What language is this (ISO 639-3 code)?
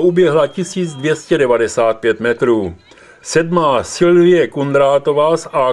ces